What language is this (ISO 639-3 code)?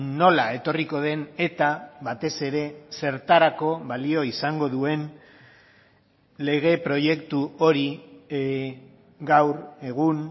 eus